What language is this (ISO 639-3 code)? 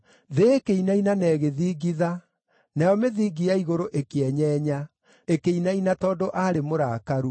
kik